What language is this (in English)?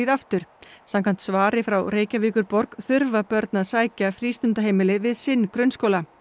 Icelandic